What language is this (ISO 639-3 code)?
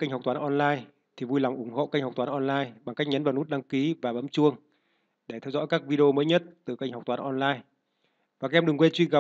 vie